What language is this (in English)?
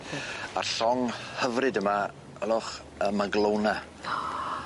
Welsh